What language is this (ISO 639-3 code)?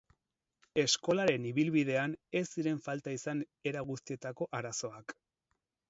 eus